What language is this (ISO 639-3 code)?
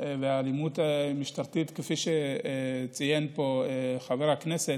heb